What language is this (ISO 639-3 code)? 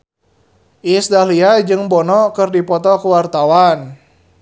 sun